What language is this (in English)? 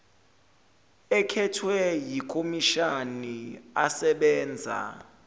Zulu